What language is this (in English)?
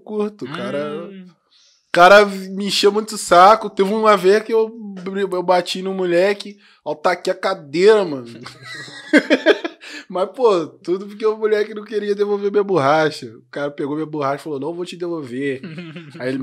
Portuguese